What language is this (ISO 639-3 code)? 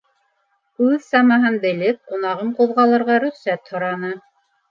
bak